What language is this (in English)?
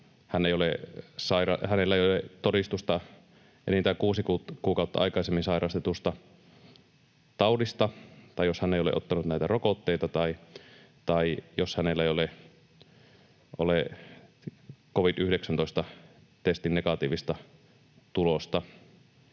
Finnish